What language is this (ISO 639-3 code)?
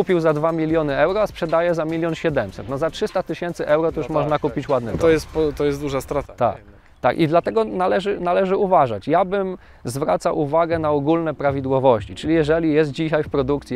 pol